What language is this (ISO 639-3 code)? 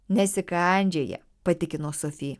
lit